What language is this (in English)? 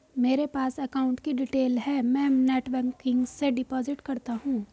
Hindi